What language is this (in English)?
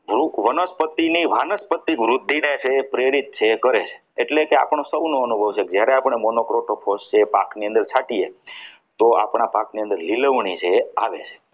Gujarati